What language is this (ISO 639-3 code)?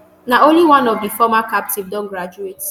pcm